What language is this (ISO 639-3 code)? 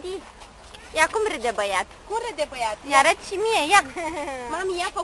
ron